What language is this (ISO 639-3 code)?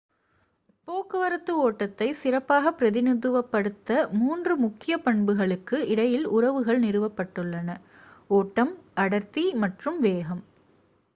tam